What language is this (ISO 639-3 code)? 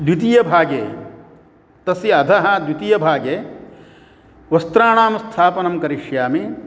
san